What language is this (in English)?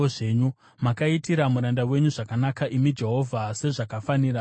Shona